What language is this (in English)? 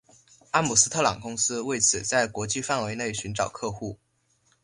Chinese